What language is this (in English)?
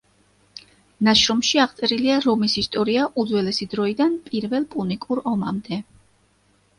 Georgian